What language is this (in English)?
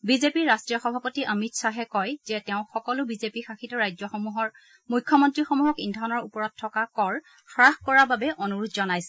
Assamese